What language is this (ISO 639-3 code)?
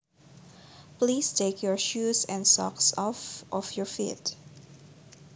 jav